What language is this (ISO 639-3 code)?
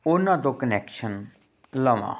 pan